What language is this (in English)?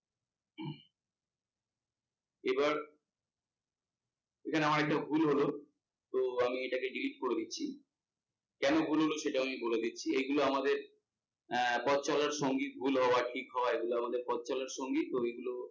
Bangla